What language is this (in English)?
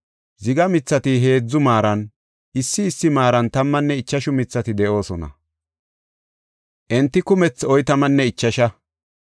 Gofa